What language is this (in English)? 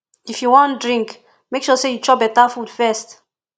Nigerian Pidgin